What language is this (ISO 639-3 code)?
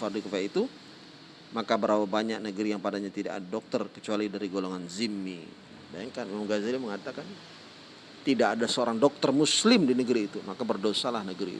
ind